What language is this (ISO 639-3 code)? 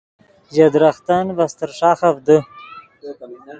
ydg